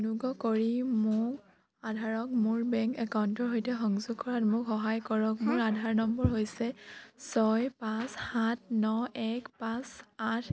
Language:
Assamese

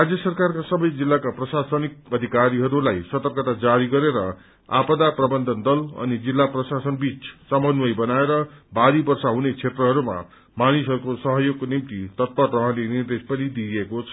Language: Nepali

